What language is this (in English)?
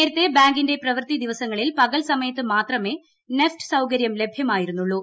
Malayalam